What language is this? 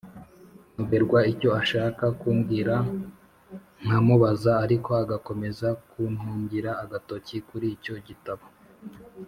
Kinyarwanda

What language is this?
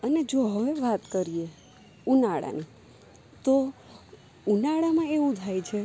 Gujarati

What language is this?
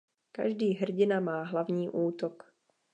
Czech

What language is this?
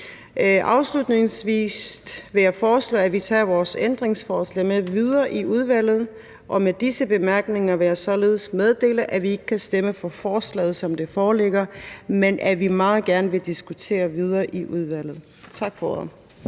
Danish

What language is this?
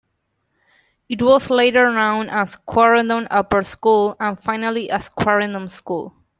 English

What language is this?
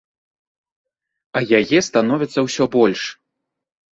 Belarusian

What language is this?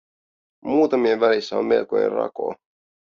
Finnish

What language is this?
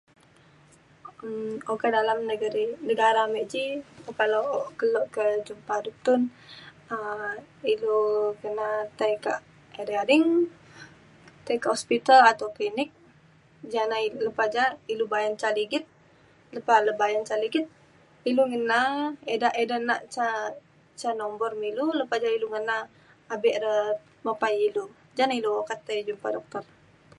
Mainstream Kenyah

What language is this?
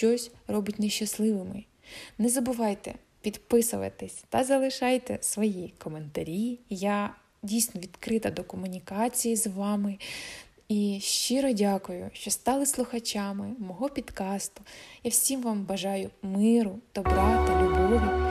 Ukrainian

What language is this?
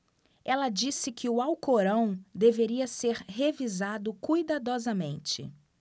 Portuguese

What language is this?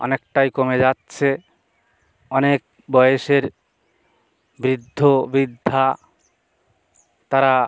Bangla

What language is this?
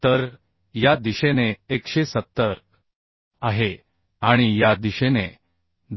Marathi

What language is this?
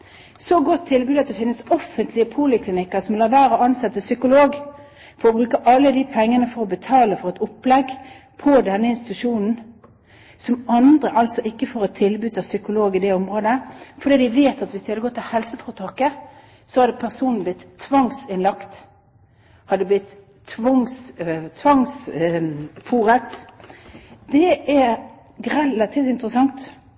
Norwegian Bokmål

